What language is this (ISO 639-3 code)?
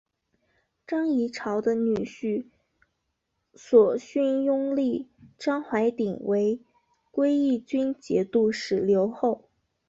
zho